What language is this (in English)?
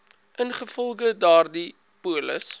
Afrikaans